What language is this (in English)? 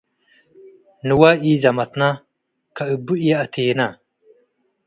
Tigre